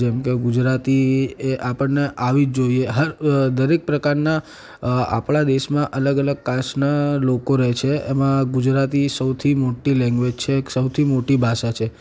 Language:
Gujarati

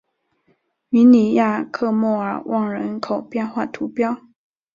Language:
Chinese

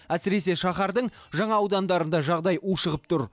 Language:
Kazakh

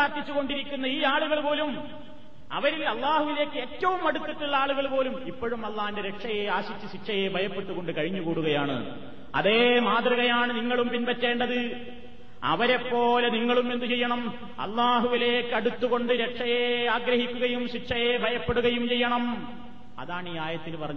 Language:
Malayalam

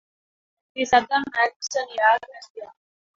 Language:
Catalan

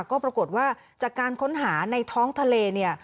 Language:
Thai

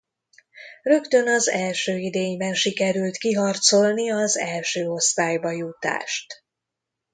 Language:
Hungarian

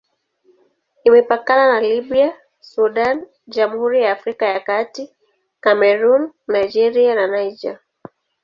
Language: Swahili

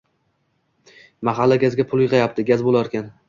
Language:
Uzbek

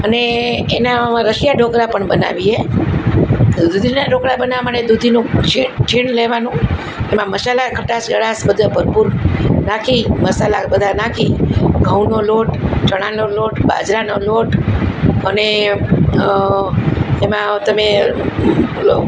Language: Gujarati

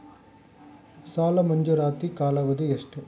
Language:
Kannada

